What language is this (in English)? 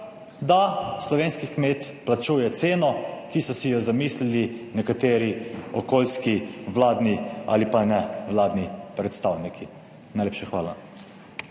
Slovenian